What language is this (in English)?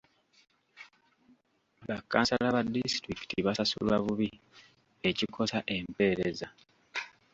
Ganda